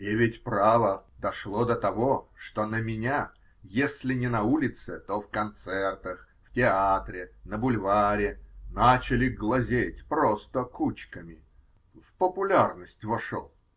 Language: Russian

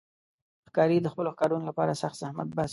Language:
Pashto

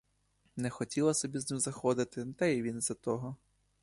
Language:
Ukrainian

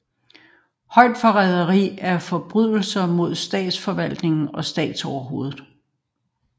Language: Danish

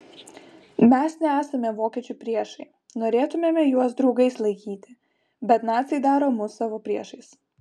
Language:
Lithuanian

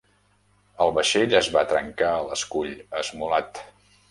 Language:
Catalan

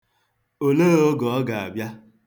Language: Igbo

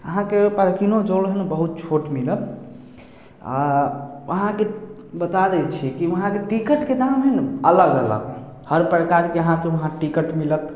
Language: Maithili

